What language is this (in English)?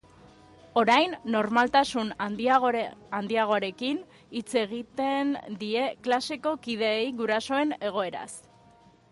Basque